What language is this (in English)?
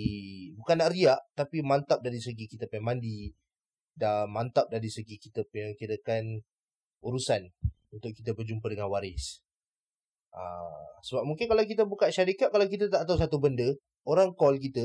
Malay